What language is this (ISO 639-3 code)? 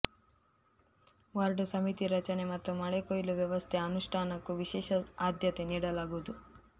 kan